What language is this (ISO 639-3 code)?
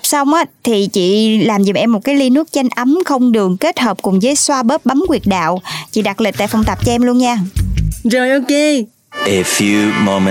vie